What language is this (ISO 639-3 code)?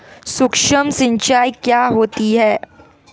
hin